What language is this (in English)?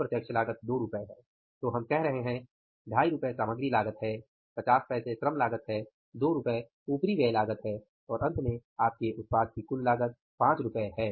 Hindi